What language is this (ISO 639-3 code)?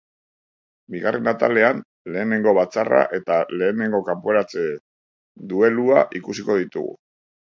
eus